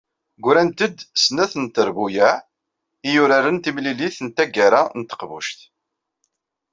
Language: Kabyle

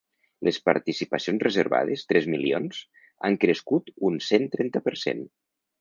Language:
Catalan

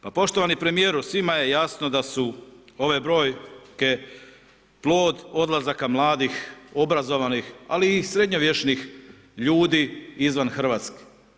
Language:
Croatian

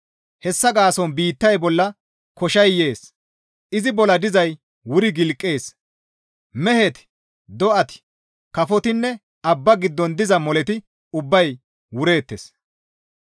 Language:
Gamo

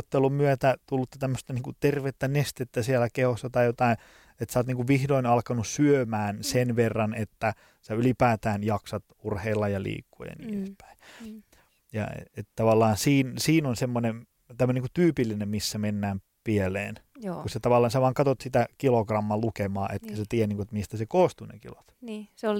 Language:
Finnish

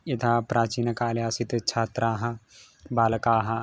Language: Sanskrit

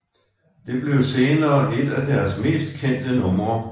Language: Danish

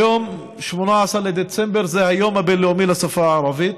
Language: Hebrew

